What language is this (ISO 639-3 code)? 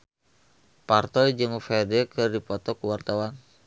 sun